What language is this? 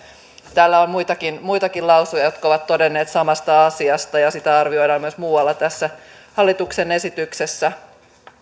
Finnish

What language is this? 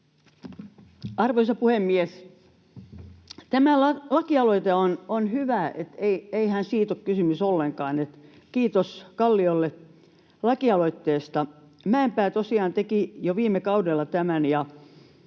Finnish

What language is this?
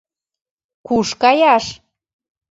Mari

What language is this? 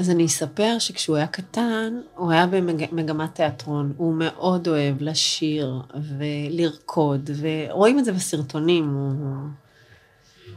Hebrew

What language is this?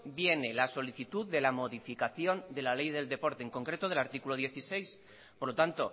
Spanish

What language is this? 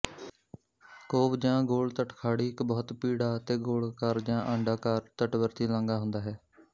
Punjabi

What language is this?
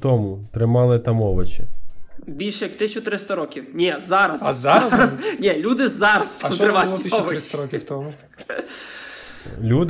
Ukrainian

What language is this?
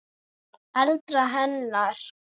Icelandic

